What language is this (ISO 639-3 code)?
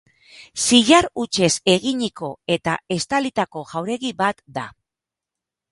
eus